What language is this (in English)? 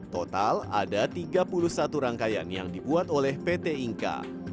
Indonesian